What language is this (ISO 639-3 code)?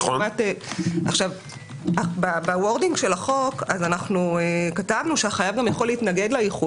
heb